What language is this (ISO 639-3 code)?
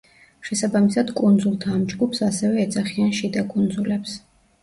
kat